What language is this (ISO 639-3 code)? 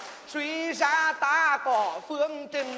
vie